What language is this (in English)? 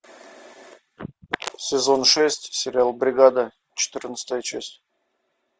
Russian